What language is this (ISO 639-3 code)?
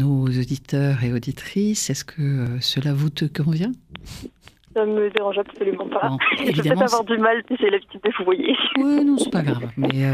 fra